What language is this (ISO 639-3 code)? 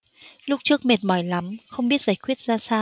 vie